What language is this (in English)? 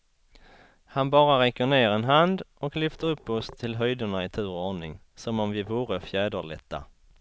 Swedish